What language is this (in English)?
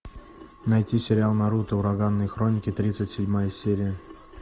Russian